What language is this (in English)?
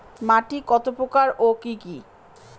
Bangla